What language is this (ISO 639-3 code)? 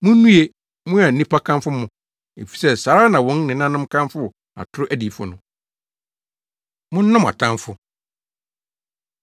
aka